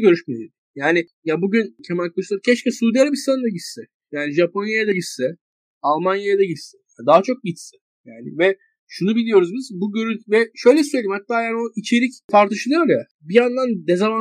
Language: Turkish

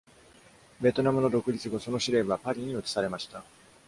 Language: Japanese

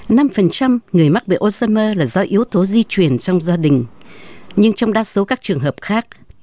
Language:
Vietnamese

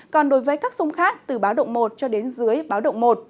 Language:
Vietnamese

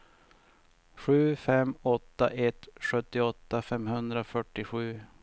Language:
Swedish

